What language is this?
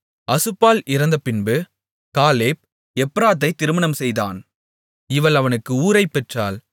Tamil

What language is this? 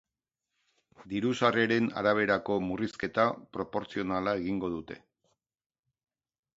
Basque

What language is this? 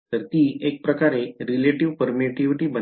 Marathi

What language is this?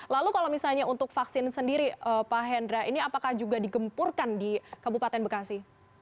Indonesian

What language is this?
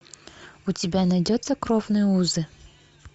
Russian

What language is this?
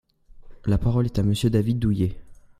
French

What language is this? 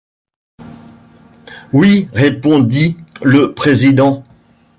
French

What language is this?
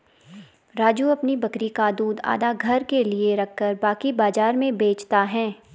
Hindi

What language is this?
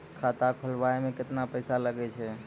Maithili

